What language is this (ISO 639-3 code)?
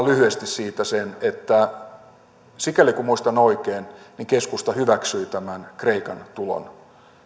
fin